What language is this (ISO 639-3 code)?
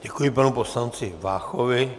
ces